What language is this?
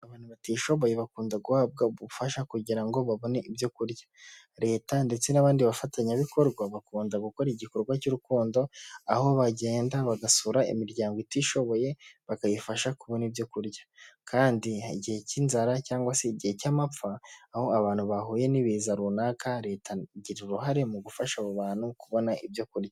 Kinyarwanda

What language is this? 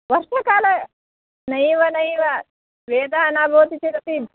Sanskrit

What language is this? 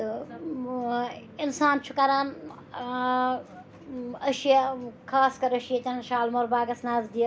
Kashmiri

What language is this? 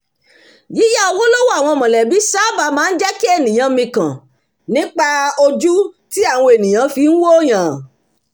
Yoruba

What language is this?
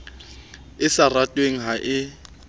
Southern Sotho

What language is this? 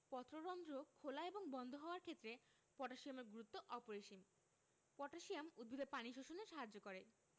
Bangla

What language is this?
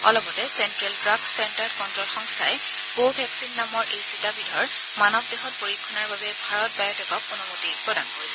Assamese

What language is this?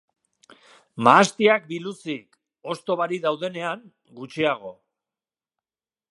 Basque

